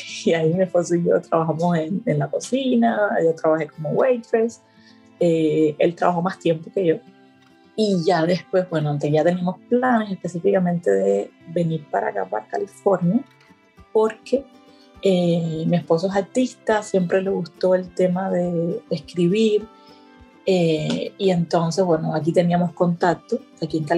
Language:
Spanish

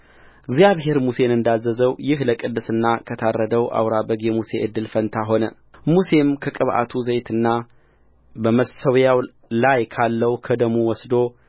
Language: Amharic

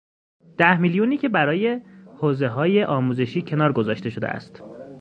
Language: Persian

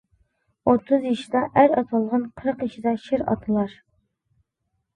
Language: Uyghur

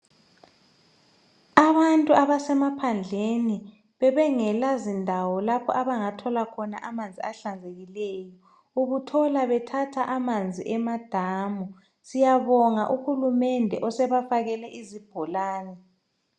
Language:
North Ndebele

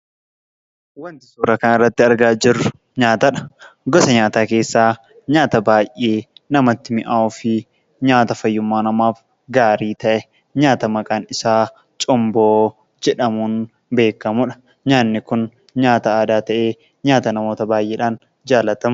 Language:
Oromo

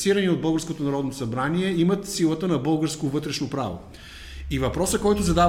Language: Bulgarian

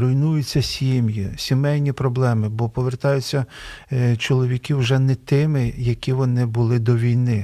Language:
Ukrainian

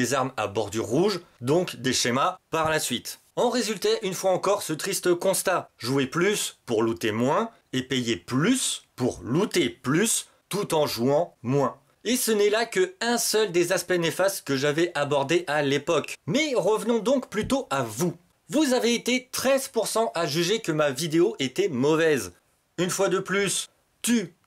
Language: French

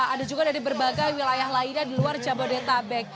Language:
Indonesian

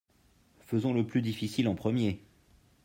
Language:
French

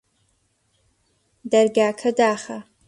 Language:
Central Kurdish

